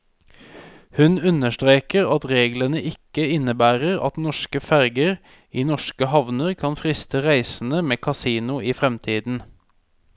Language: Norwegian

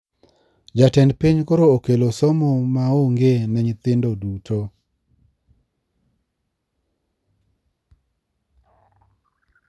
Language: Luo (Kenya and Tanzania)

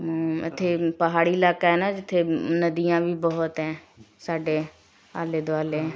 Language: Punjabi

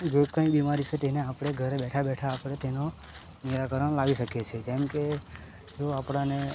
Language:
Gujarati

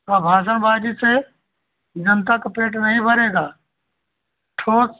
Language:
Hindi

